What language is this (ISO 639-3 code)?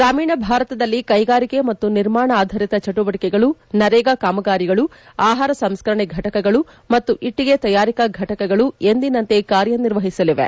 kan